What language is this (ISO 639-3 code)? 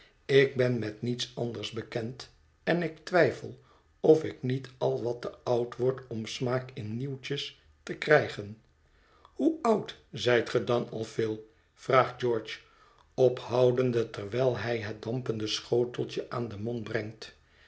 nld